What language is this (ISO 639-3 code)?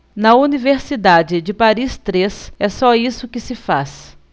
por